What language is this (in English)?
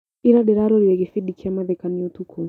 Kikuyu